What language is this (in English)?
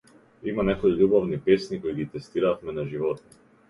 Macedonian